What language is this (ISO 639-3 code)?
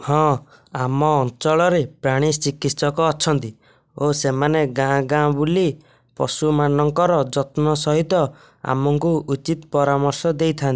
ori